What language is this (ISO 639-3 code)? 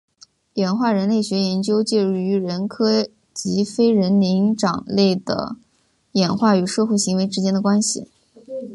zho